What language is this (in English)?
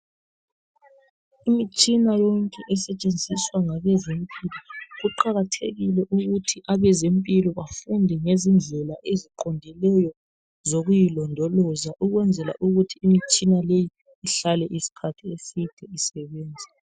North Ndebele